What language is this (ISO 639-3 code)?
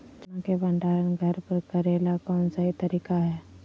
mag